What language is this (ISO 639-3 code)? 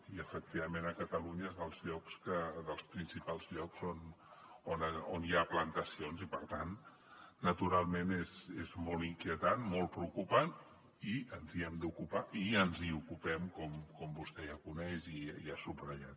cat